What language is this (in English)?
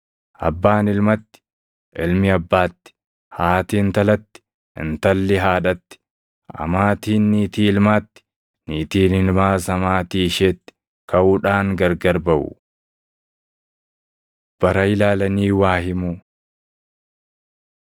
Oromo